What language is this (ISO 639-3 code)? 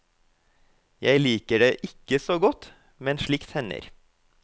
nor